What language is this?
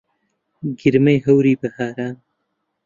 Central Kurdish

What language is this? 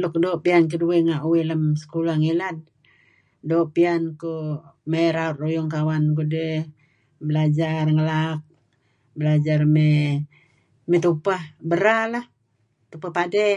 Kelabit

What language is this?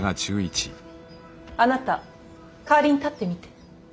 Japanese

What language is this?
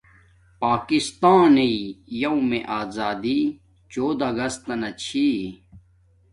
Domaaki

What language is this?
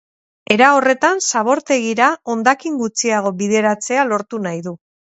Basque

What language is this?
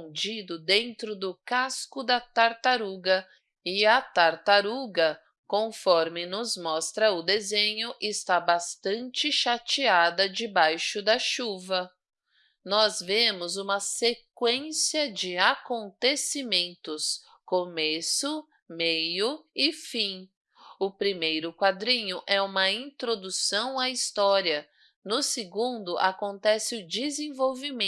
Portuguese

